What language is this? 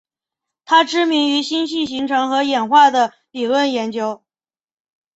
Chinese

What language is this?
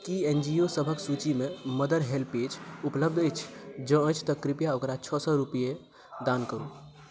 Maithili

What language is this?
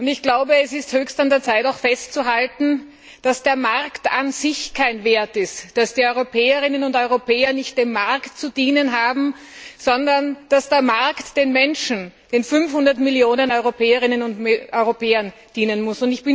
German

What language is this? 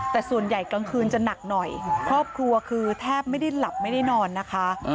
Thai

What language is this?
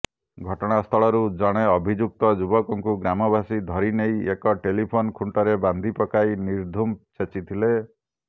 Odia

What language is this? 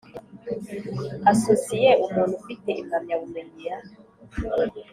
Kinyarwanda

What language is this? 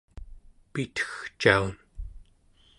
Central Yupik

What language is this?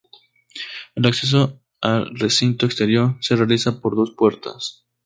Spanish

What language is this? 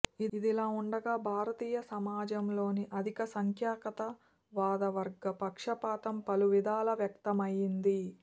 Telugu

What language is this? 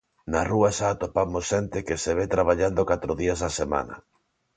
Galician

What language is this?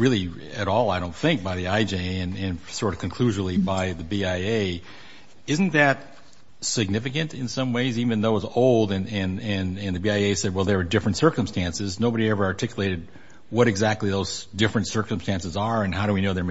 English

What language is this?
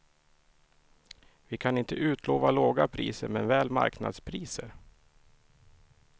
Swedish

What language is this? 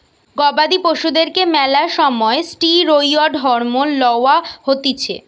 Bangla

